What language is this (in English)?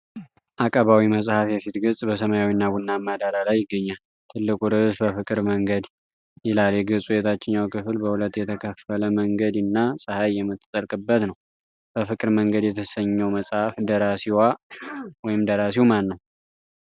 Amharic